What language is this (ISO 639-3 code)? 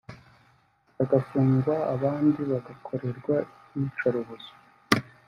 kin